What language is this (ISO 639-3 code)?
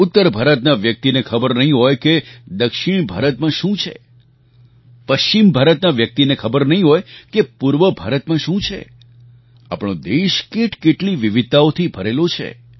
guj